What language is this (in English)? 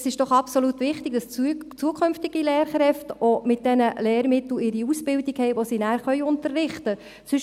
Swiss German